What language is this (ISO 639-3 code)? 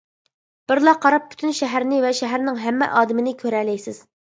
uig